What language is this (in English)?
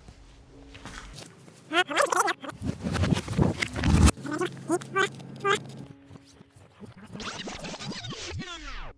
Korean